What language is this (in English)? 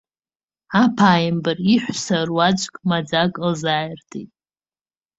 Abkhazian